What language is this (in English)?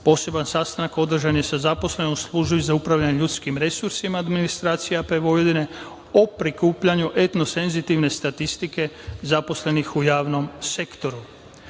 Serbian